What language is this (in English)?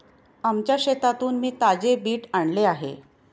Marathi